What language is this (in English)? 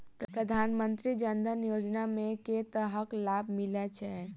Maithili